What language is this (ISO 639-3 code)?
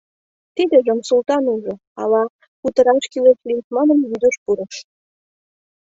chm